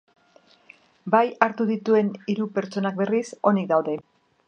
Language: Basque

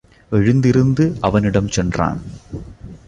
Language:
Tamil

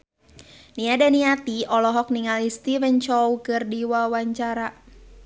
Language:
Sundanese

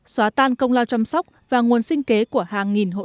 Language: Vietnamese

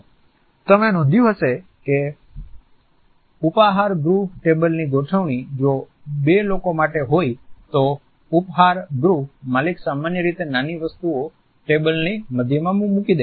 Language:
Gujarati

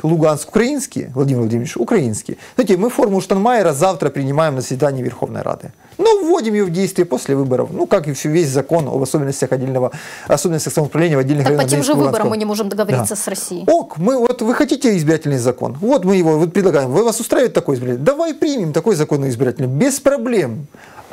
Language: Russian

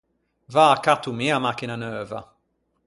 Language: Ligurian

